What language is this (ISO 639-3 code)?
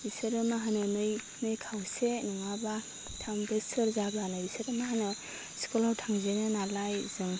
brx